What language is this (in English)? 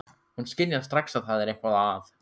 Icelandic